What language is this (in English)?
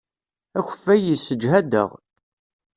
Kabyle